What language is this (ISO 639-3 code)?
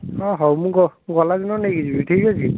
ori